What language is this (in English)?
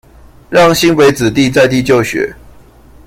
Chinese